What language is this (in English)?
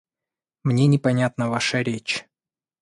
Russian